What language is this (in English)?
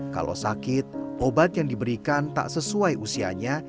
Indonesian